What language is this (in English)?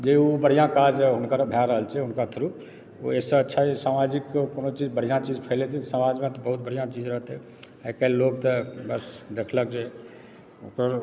Maithili